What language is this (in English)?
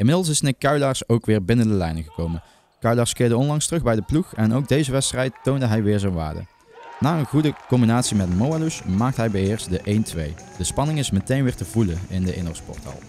Dutch